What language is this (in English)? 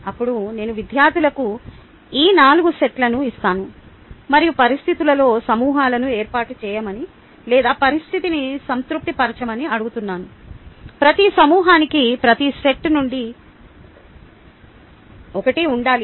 Telugu